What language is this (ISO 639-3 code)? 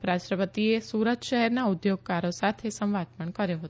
guj